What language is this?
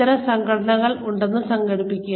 Malayalam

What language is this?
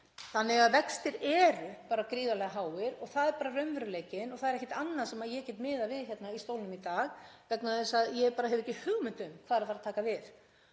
Icelandic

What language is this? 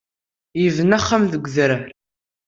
Kabyle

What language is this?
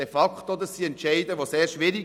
Swiss German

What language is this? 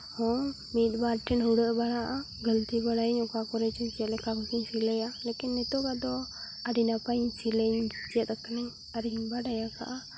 Santali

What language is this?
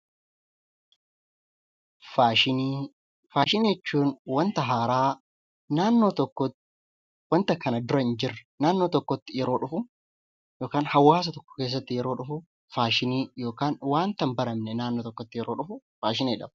Oromo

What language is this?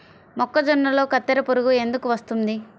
Telugu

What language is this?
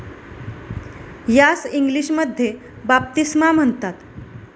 Marathi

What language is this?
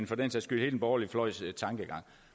Danish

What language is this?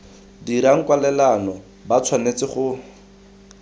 Tswana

